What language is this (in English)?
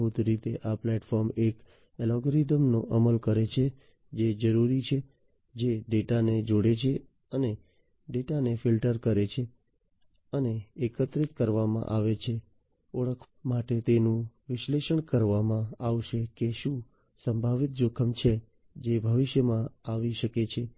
Gujarati